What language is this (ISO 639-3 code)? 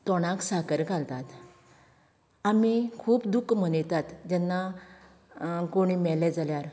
kok